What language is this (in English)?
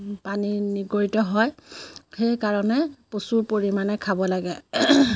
Assamese